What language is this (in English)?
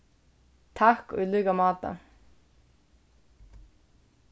Faroese